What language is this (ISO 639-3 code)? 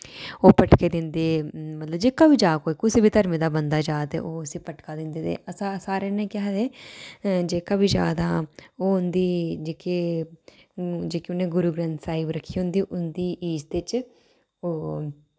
doi